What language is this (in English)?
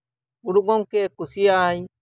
Santali